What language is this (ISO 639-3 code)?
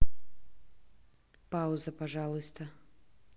rus